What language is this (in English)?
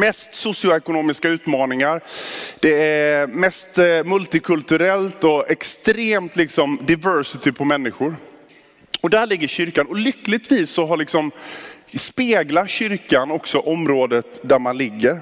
Swedish